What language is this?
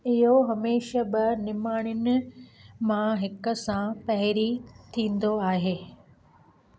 Sindhi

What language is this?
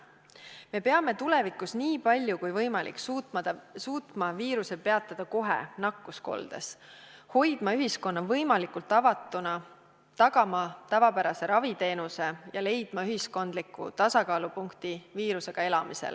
Estonian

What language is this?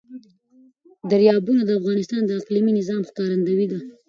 Pashto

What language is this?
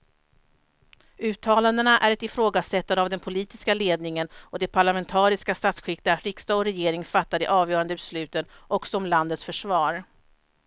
Swedish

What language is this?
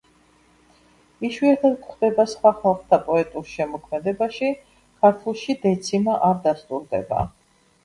Georgian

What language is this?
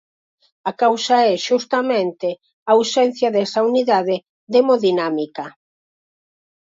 Galician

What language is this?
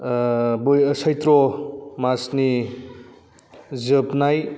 Bodo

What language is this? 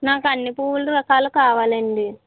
Telugu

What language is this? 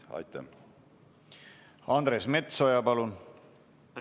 Estonian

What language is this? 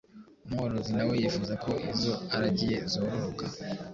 Kinyarwanda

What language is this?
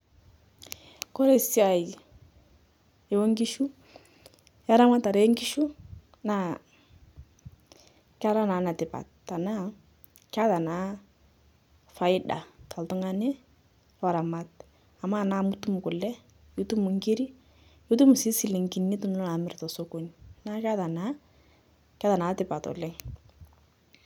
Masai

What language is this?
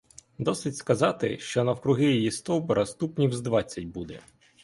Ukrainian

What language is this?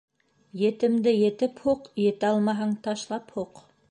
Bashkir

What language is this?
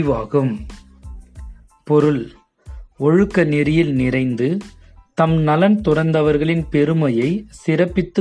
Tamil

